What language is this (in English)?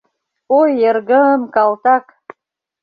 Mari